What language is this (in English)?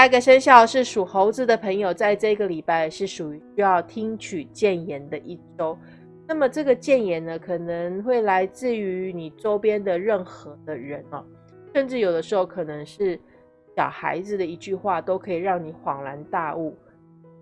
Chinese